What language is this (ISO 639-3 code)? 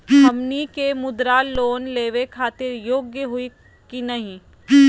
mag